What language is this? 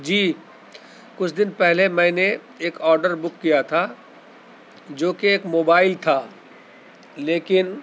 Urdu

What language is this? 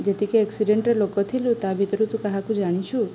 Odia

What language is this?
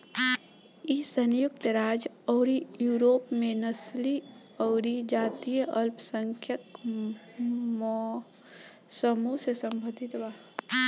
Bhojpuri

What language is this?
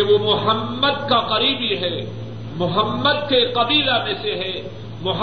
Urdu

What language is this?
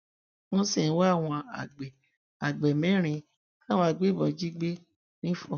Yoruba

